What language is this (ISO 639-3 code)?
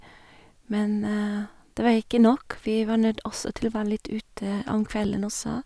nor